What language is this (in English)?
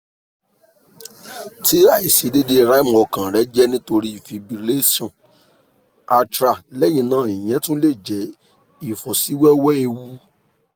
Yoruba